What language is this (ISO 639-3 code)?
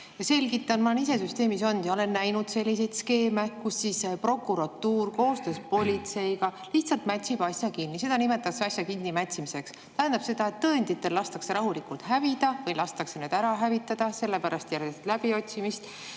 est